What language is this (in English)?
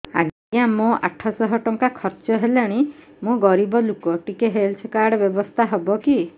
Odia